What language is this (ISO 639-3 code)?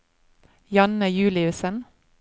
nor